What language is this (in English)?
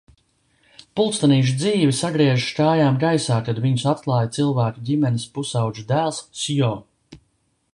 Latvian